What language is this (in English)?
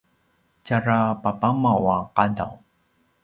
Paiwan